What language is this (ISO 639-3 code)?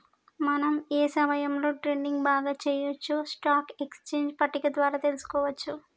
tel